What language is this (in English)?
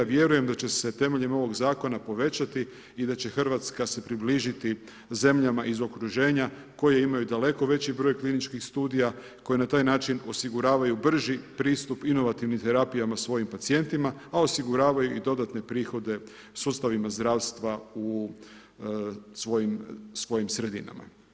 Croatian